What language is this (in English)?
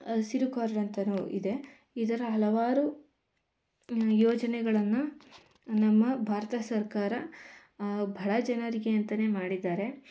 Kannada